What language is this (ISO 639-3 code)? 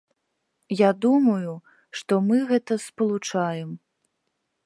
bel